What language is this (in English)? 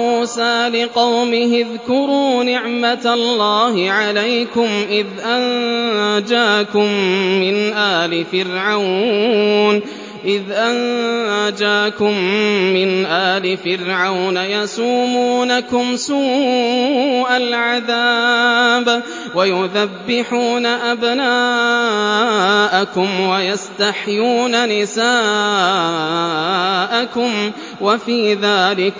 Arabic